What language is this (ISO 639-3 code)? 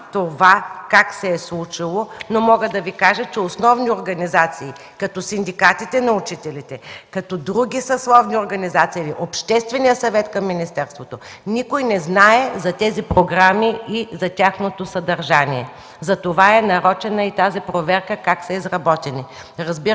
bul